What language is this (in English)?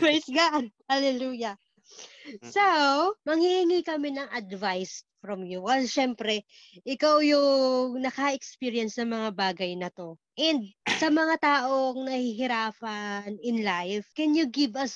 Filipino